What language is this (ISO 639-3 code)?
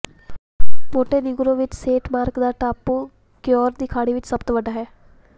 pan